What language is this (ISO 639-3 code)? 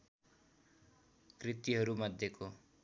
nep